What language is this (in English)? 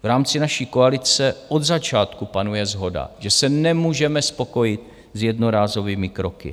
Czech